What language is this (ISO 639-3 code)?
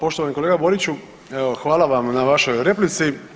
hrv